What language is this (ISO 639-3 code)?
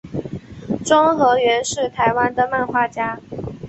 zho